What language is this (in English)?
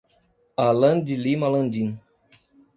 Portuguese